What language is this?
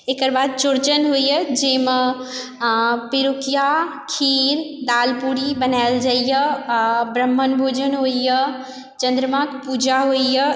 Maithili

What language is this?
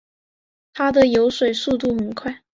Chinese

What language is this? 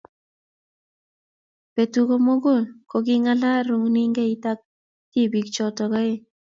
Kalenjin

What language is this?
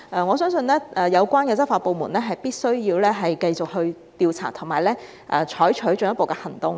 Cantonese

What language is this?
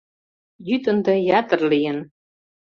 Mari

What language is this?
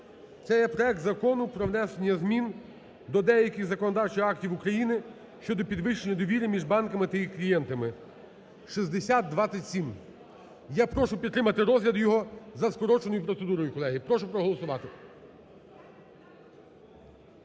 Ukrainian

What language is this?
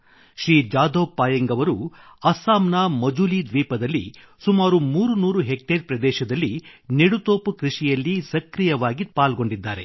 Kannada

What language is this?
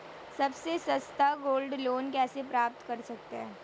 Hindi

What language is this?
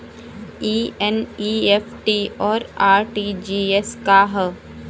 Bhojpuri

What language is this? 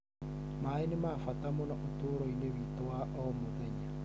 Kikuyu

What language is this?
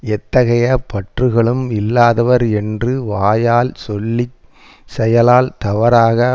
Tamil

